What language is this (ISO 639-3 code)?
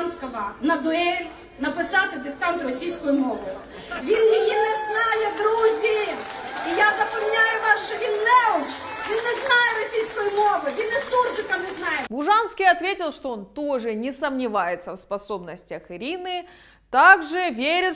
rus